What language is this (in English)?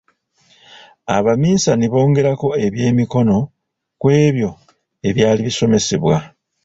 Ganda